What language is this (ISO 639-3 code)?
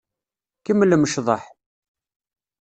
kab